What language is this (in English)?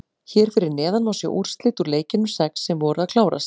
Icelandic